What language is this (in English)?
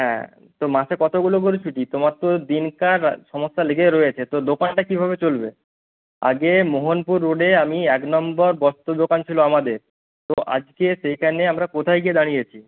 Bangla